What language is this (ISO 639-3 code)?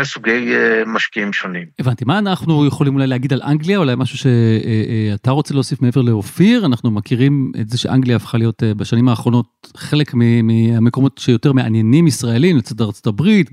heb